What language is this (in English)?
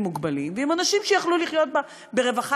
Hebrew